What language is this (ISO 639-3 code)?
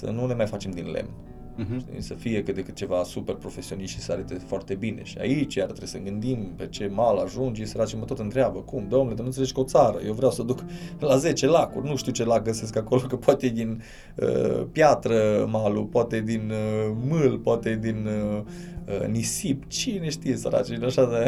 ron